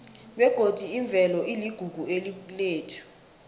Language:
South Ndebele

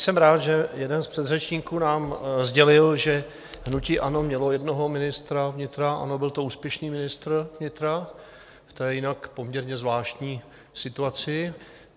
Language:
Czech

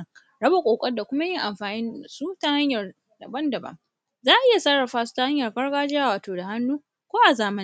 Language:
Hausa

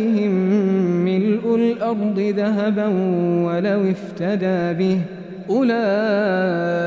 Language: Arabic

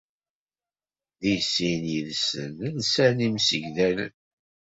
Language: Kabyle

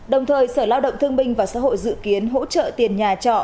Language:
Vietnamese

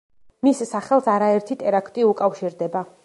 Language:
Georgian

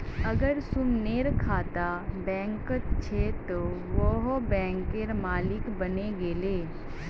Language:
Magahi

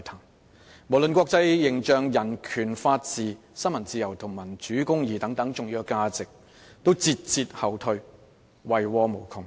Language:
Cantonese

